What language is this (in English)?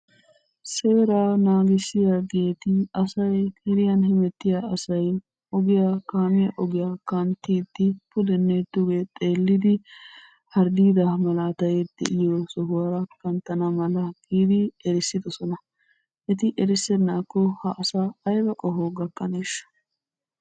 Wolaytta